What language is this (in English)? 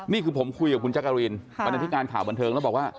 Thai